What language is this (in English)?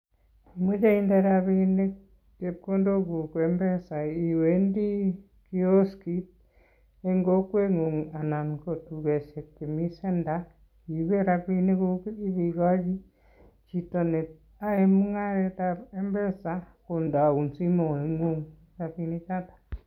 Kalenjin